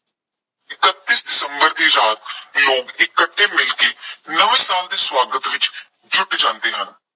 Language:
Punjabi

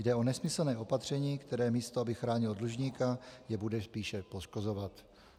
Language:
Czech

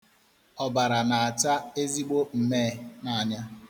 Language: Igbo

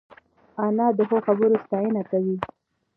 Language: Pashto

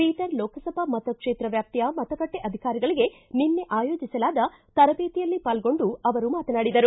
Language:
Kannada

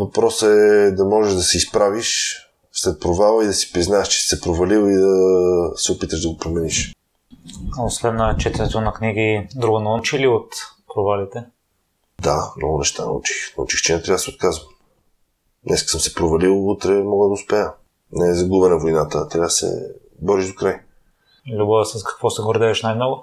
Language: Bulgarian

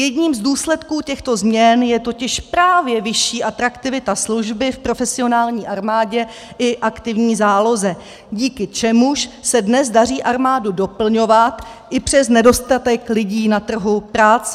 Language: Czech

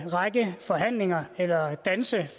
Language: Danish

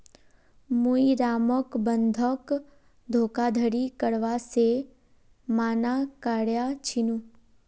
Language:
Magahi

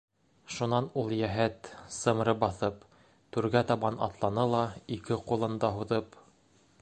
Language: Bashkir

